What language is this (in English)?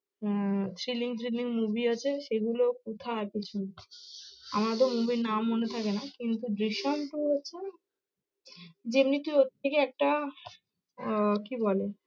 Bangla